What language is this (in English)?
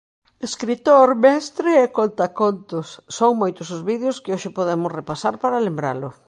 Galician